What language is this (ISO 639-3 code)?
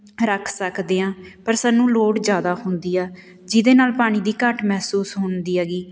pan